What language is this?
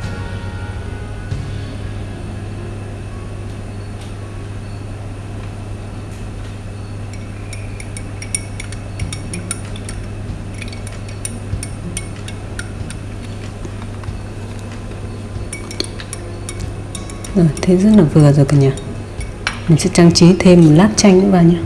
Vietnamese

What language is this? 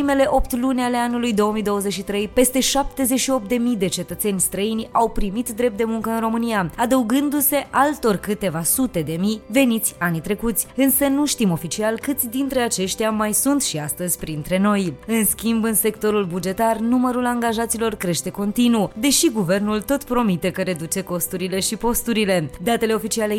Romanian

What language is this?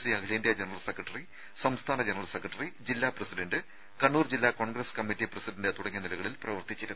Malayalam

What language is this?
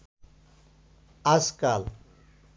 Bangla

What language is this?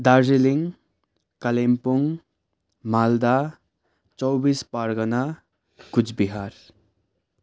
Nepali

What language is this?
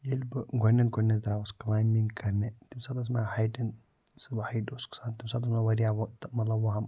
Kashmiri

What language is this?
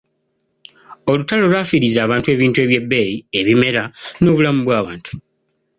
Ganda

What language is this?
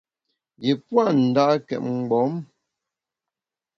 Bamun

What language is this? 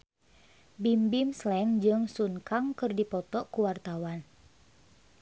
Sundanese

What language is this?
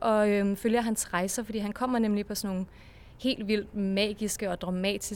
Danish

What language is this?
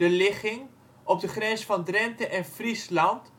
Dutch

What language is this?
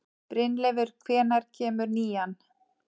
Icelandic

